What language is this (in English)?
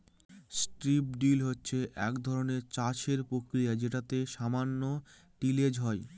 Bangla